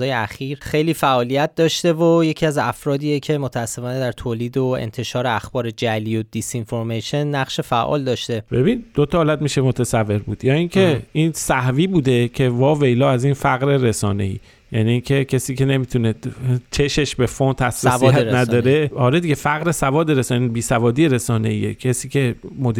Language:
Persian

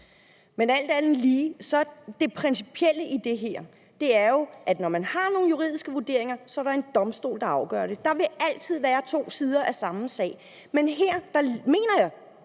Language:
Danish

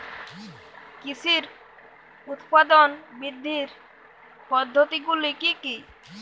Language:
Bangla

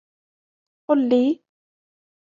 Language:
Arabic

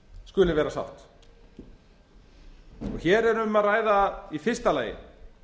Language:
Icelandic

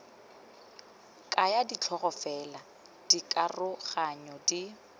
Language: Tswana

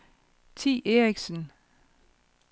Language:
Danish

